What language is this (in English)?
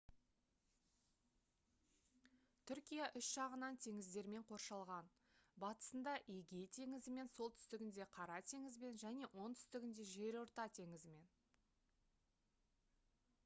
Kazakh